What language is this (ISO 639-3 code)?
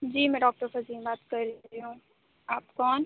urd